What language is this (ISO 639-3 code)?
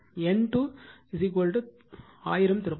tam